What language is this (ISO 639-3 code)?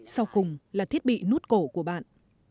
vie